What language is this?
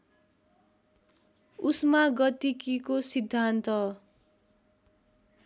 Nepali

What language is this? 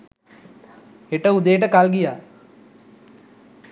Sinhala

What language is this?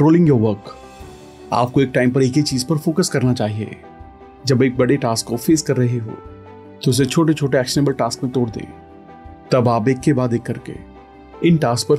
Hindi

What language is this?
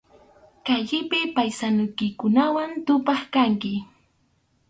Arequipa-La Unión Quechua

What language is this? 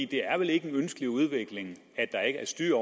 Danish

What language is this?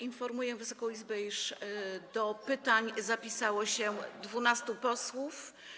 Polish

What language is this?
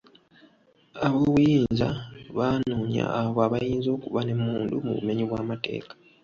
Ganda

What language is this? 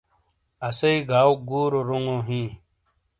Shina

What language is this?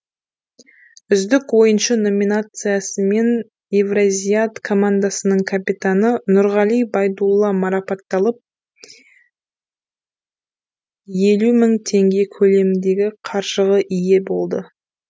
Kazakh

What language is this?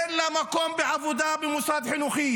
Hebrew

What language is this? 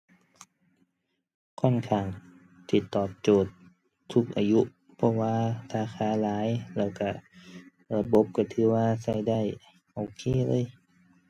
Thai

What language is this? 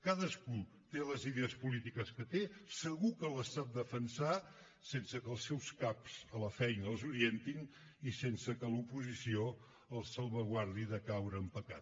Catalan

